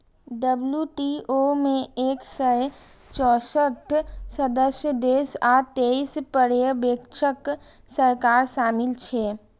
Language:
Maithili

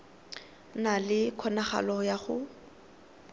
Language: Tswana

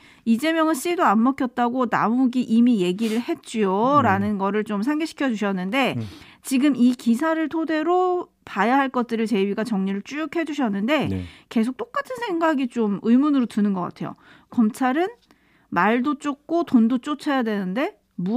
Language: Korean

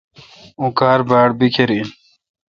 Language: Kalkoti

